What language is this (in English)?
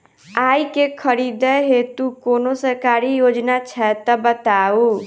Maithili